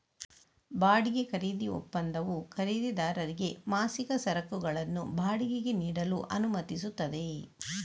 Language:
Kannada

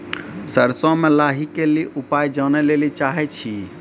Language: Maithili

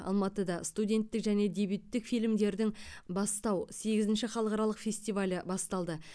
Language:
Kazakh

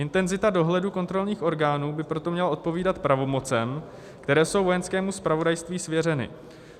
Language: Czech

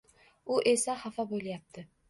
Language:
Uzbek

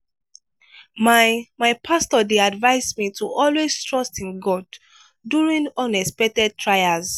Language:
Nigerian Pidgin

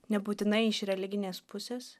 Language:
Lithuanian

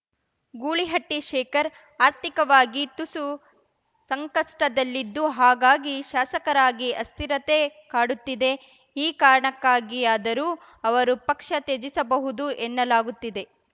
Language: Kannada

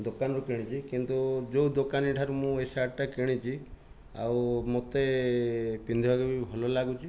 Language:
Odia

